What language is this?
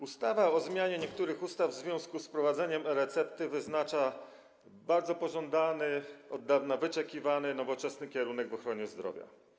Polish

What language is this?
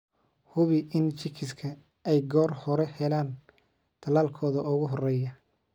Somali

